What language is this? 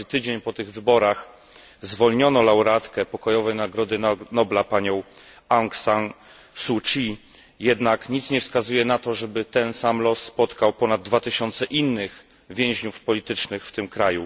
Polish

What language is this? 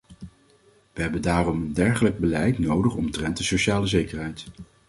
Dutch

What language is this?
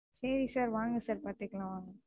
Tamil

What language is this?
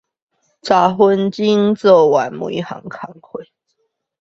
Chinese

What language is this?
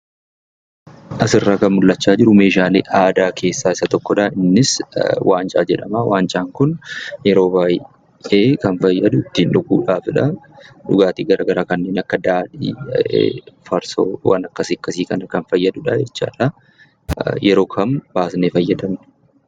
Oromo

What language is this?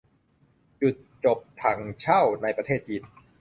Thai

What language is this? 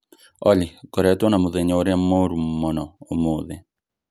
Kikuyu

